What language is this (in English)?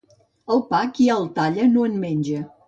Catalan